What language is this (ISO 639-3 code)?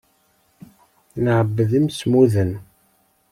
kab